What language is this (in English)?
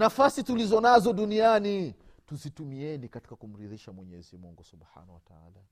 Swahili